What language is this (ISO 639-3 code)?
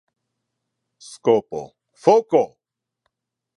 ina